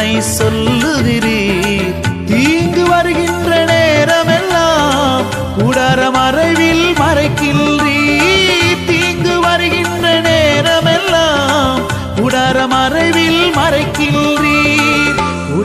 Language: Tamil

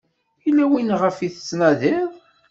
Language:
Kabyle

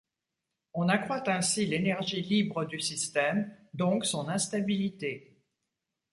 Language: French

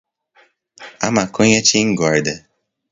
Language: Portuguese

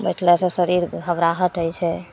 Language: Maithili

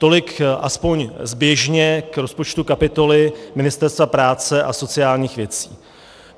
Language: Czech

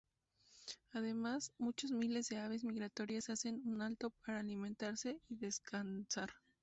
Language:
Spanish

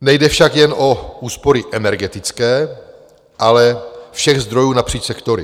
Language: Czech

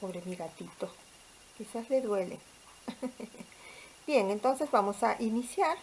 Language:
Spanish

